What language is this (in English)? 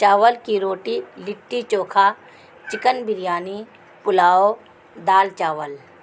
Urdu